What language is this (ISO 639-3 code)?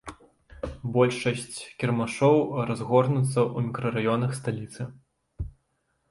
bel